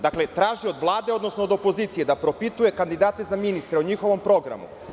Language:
Serbian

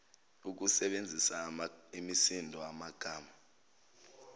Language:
Zulu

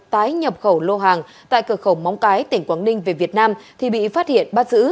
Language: Vietnamese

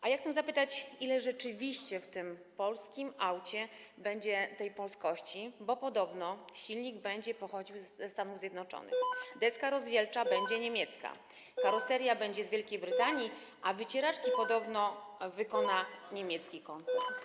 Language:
Polish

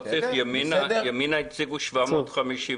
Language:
Hebrew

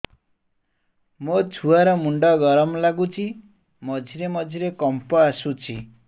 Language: Odia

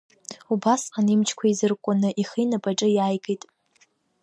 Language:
Abkhazian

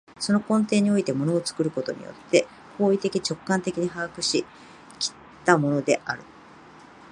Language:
Japanese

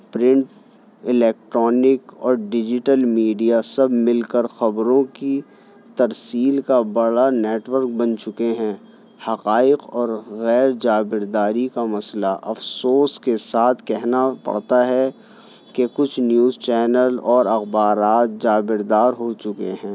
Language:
Urdu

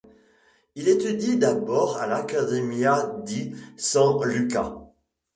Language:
French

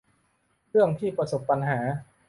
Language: Thai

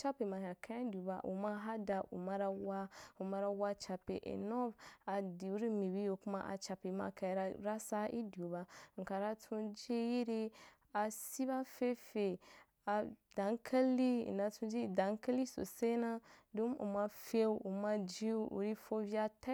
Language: Wapan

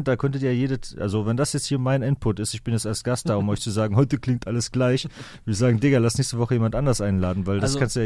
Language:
German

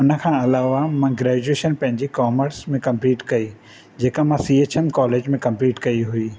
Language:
Sindhi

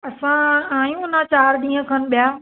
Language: Sindhi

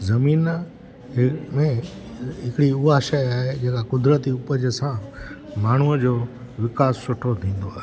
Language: Sindhi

